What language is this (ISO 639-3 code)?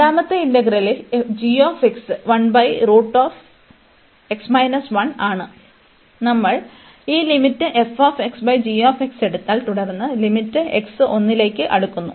mal